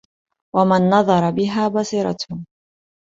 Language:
Arabic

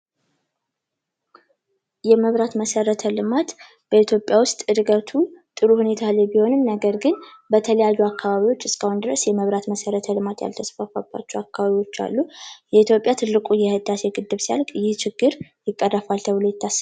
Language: Amharic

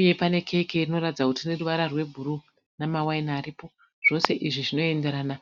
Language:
Shona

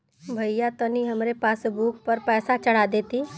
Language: Bhojpuri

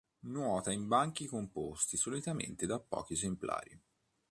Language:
Italian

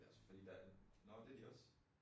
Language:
Danish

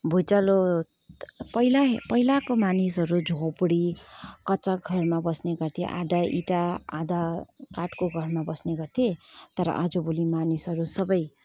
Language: Nepali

